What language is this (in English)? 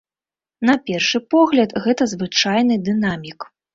Belarusian